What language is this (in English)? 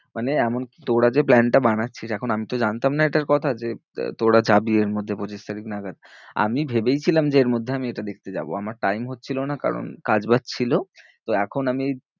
Bangla